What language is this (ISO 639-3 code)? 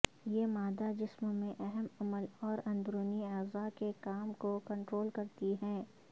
urd